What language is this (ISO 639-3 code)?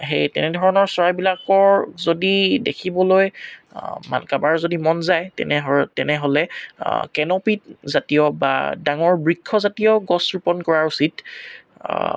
asm